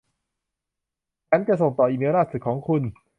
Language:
Thai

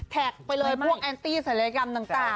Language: Thai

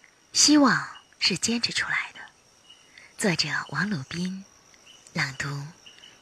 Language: Chinese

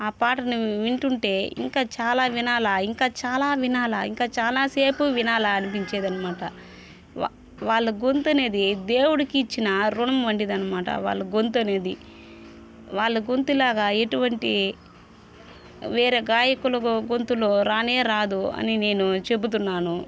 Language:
Telugu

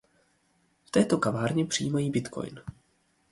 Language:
Czech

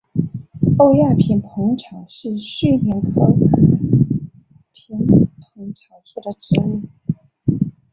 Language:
Chinese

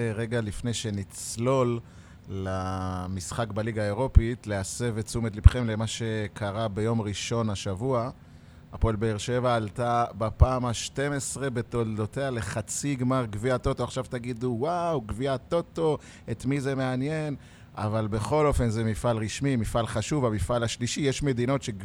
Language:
Hebrew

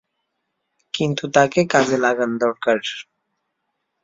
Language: Bangla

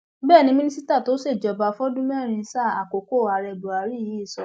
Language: Yoruba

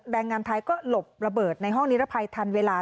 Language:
Thai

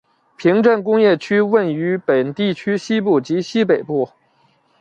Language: Chinese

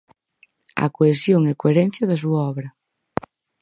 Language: Galician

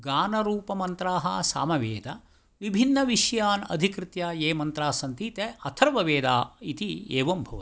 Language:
Sanskrit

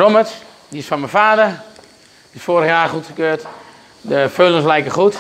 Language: Dutch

